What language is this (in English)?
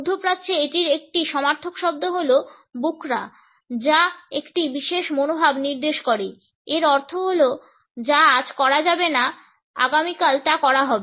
Bangla